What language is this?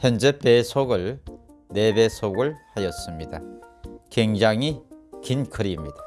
Korean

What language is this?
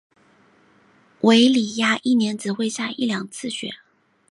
Chinese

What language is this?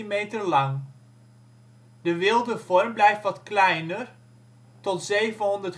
Dutch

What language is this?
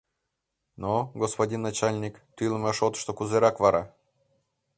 Mari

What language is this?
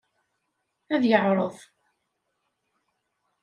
Kabyle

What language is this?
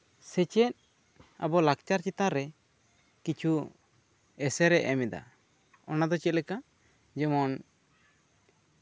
Santali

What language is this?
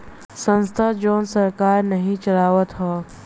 Bhojpuri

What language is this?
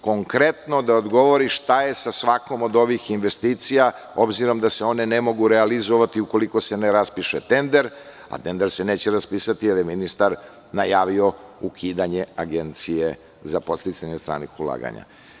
Serbian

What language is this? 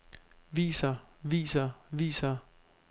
Danish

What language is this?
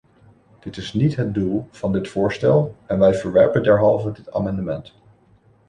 Dutch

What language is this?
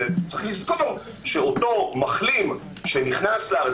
Hebrew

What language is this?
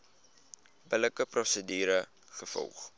Afrikaans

